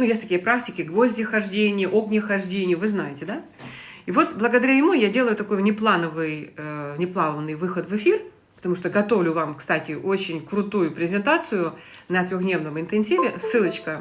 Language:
Russian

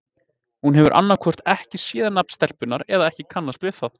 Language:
Icelandic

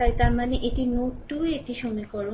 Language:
Bangla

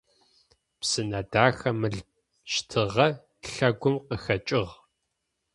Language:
Adyghe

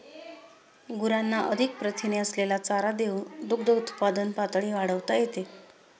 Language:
Marathi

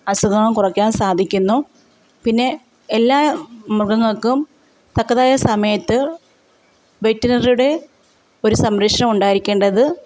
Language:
Malayalam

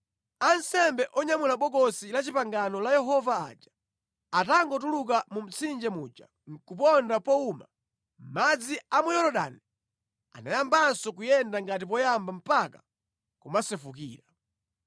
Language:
Nyanja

